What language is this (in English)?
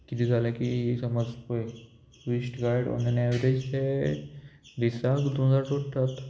Konkani